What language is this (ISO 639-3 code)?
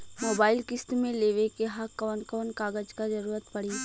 bho